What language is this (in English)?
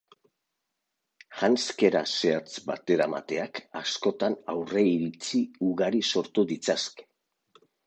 Basque